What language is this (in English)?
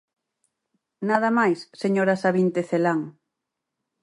Galician